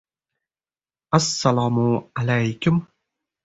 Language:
Uzbek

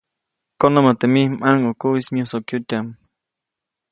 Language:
Copainalá Zoque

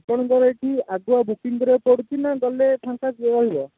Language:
Odia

